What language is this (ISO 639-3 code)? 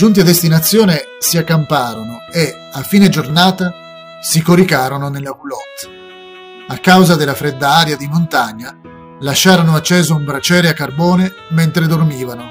ita